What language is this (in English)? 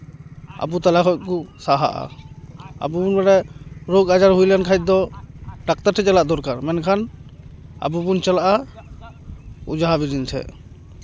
Santali